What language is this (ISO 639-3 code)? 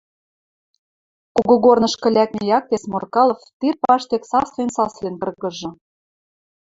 mrj